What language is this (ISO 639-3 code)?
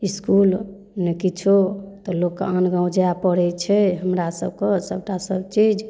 mai